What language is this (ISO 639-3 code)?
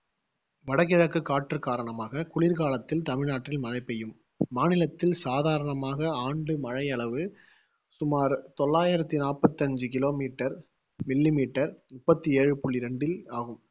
tam